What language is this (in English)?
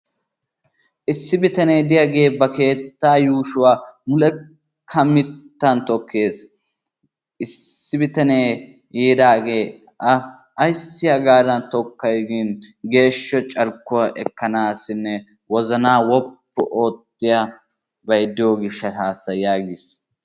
Wolaytta